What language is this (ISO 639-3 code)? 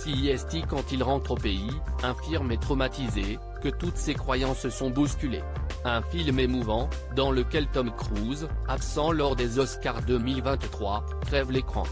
fra